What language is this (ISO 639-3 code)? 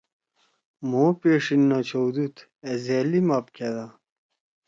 trw